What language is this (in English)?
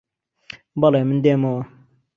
Central Kurdish